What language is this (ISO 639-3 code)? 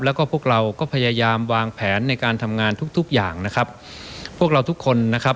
tha